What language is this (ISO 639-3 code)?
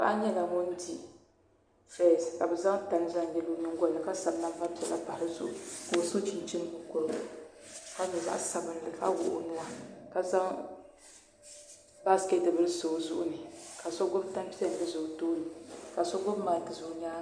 dag